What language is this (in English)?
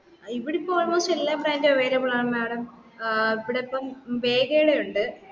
Malayalam